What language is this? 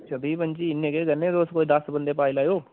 Dogri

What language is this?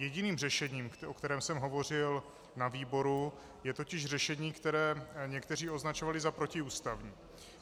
Czech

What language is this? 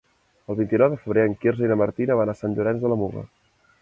Catalan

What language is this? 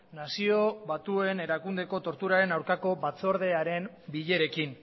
Basque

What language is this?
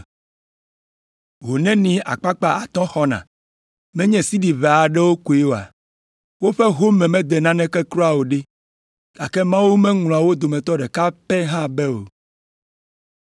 Ewe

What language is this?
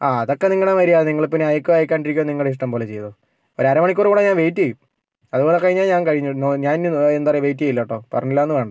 Malayalam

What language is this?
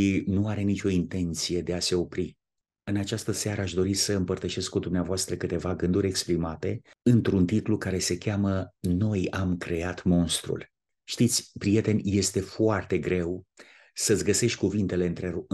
Romanian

